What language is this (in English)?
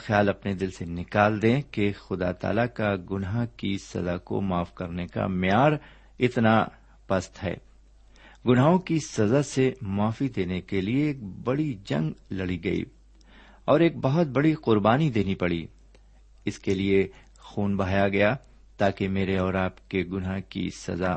Urdu